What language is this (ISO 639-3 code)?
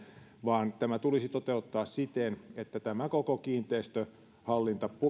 fin